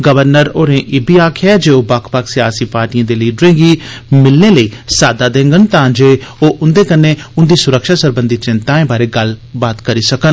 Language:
Dogri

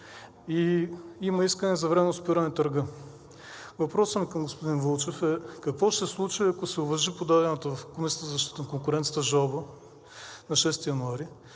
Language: Bulgarian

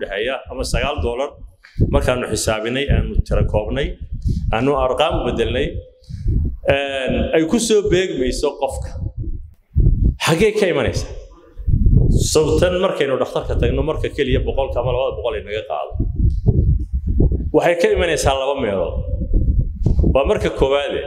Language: Arabic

